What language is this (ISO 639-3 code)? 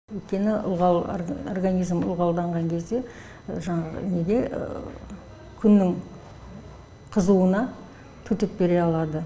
kaz